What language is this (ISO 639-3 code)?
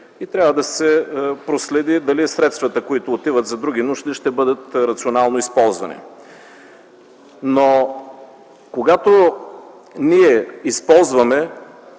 bul